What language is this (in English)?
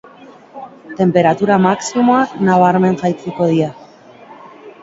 Basque